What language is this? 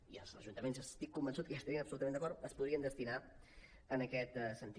Catalan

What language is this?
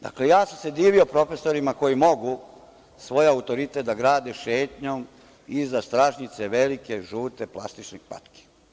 Serbian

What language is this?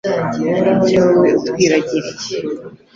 Kinyarwanda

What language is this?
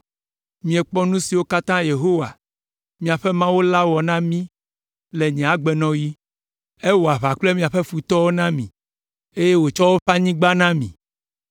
Ewe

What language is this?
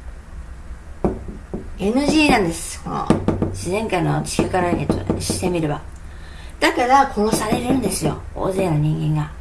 Japanese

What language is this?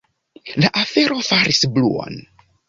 Esperanto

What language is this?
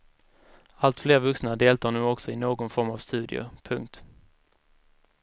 Swedish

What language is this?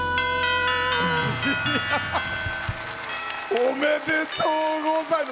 Japanese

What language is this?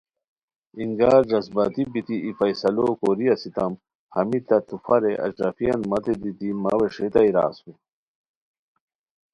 Khowar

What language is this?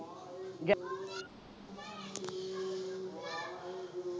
Punjabi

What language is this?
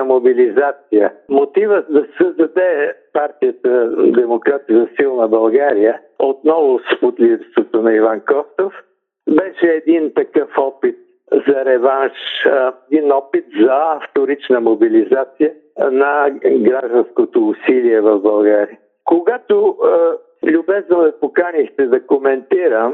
Bulgarian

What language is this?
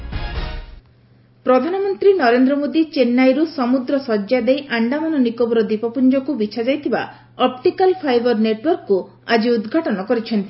Odia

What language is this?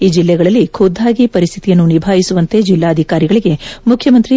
Kannada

